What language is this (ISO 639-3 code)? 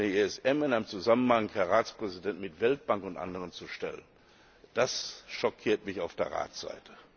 deu